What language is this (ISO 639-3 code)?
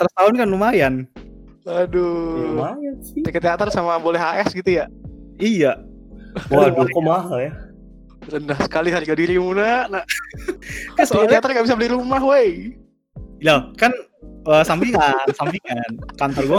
ind